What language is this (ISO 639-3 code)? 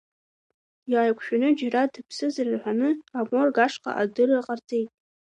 abk